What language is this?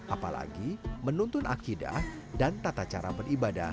Indonesian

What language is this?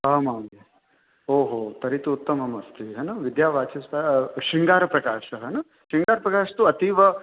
Sanskrit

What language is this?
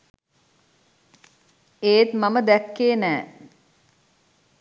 Sinhala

